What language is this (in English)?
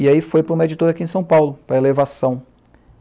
Portuguese